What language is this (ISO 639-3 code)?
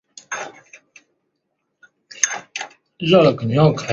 zho